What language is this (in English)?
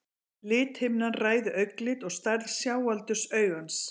Icelandic